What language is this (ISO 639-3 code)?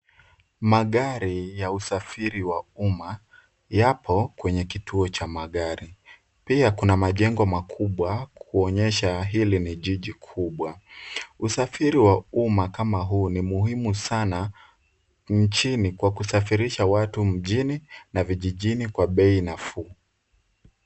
swa